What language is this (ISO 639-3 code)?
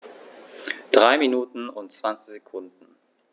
deu